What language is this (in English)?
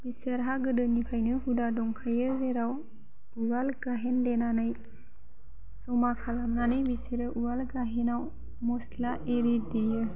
Bodo